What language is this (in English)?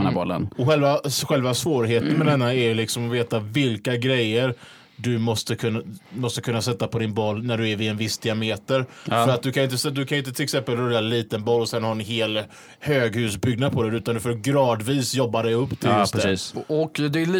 Swedish